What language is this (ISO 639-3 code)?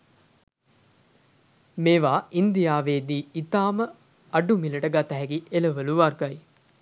sin